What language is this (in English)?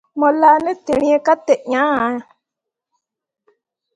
Mundang